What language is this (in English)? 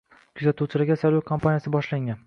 Uzbek